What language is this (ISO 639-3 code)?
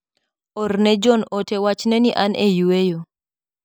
luo